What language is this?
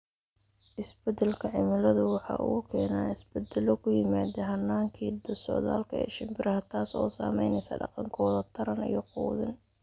Somali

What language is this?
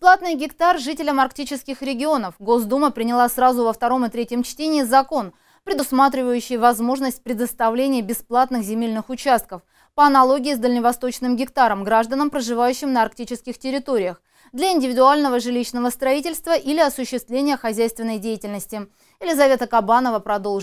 Russian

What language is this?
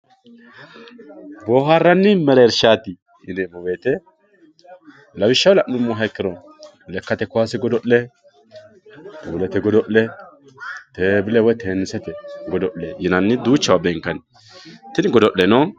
Sidamo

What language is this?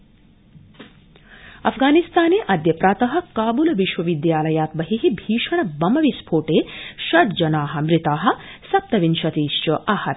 Sanskrit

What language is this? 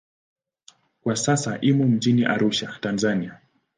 Swahili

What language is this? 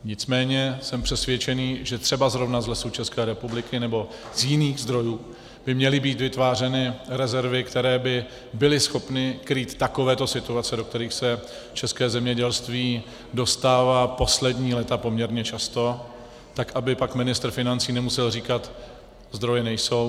Czech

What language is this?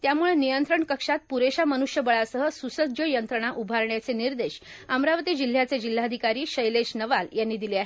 Marathi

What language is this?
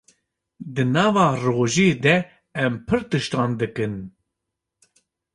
Kurdish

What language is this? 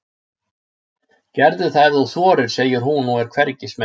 Icelandic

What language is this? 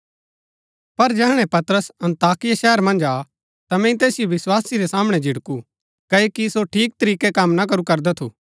Gaddi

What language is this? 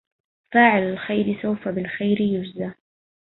Arabic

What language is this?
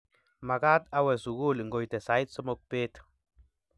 Kalenjin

